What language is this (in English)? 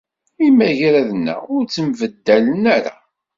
Kabyle